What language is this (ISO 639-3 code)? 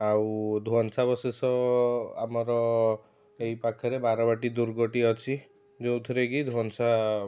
ori